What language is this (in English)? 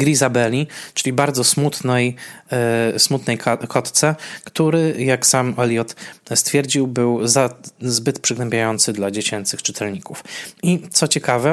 Polish